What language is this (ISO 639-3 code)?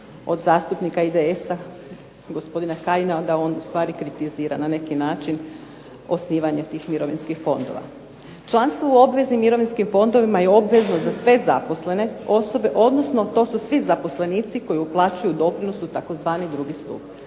hrv